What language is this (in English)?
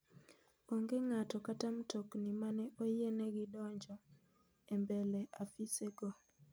Luo (Kenya and Tanzania)